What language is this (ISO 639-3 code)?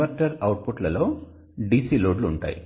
tel